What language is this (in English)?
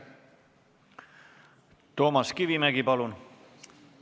Estonian